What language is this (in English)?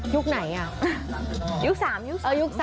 Thai